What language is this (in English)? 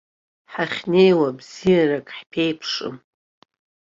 Abkhazian